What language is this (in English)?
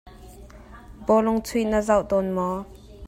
Hakha Chin